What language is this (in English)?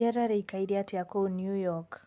Kikuyu